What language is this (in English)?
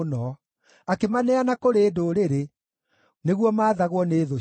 Kikuyu